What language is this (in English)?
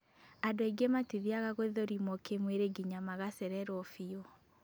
Kikuyu